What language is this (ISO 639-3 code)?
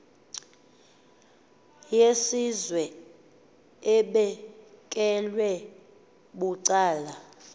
xho